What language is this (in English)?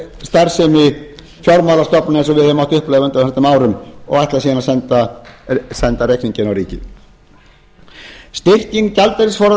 Icelandic